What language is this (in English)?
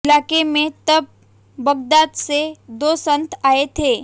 Hindi